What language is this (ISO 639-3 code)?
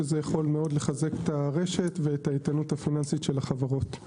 heb